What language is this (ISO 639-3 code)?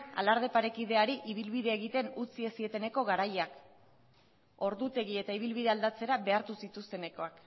eus